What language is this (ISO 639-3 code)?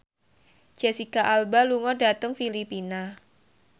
jav